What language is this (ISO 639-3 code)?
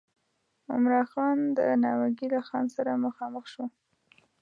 pus